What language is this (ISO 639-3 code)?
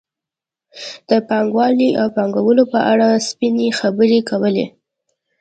pus